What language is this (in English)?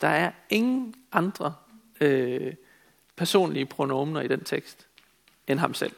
Danish